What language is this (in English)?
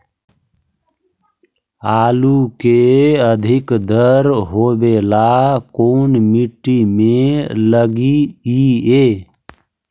Magahi